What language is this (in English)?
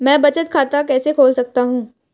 Hindi